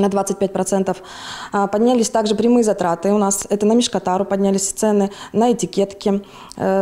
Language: Russian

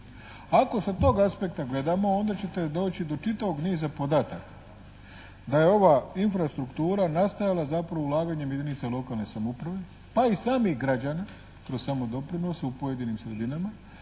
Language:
Croatian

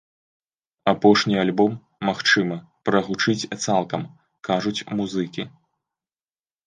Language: Belarusian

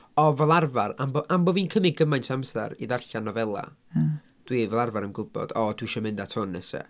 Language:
Welsh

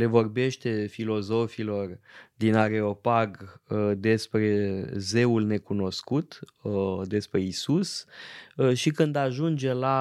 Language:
Romanian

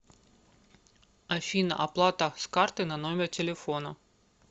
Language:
Russian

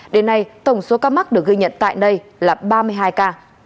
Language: Vietnamese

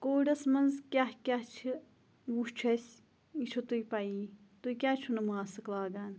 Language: Kashmiri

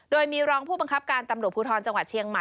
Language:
Thai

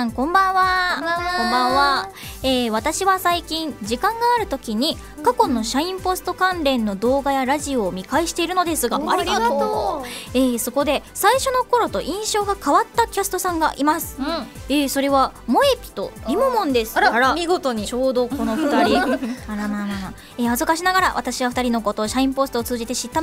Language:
Japanese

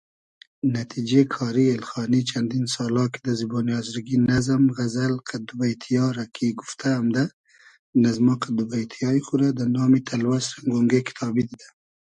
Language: Hazaragi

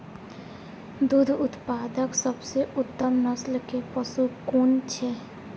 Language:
Maithili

